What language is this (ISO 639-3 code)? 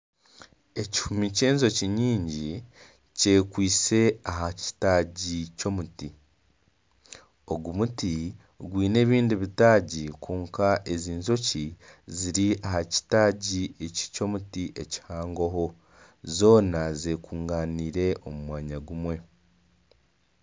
nyn